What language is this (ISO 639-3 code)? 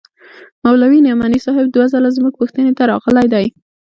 pus